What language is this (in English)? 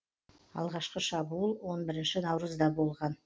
Kazakh